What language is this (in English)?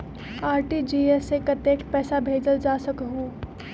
Magahi